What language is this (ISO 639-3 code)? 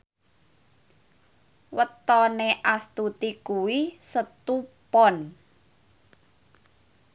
jav